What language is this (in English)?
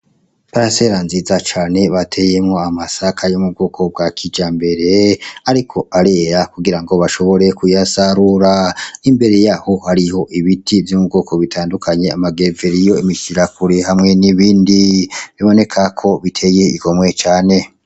Rundi